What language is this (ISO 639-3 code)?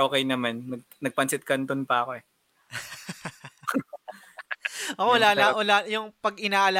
fil